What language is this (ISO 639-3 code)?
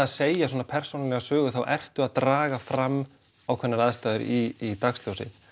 isl